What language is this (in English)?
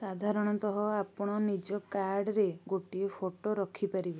Odia